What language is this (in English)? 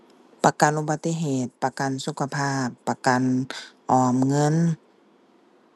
Thai